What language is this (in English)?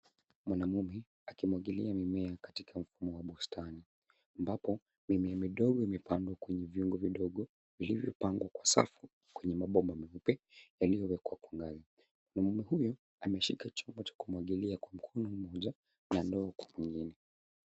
Swahili